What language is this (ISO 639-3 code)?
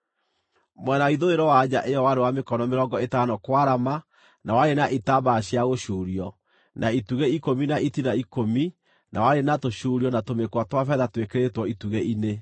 kik